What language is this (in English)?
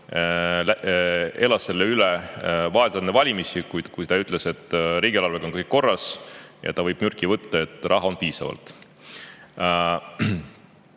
Estonian